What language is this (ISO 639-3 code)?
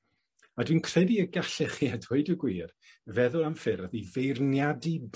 cym